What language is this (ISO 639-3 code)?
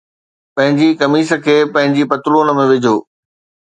snd